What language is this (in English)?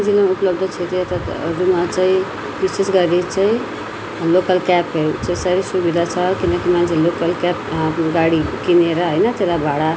Nepali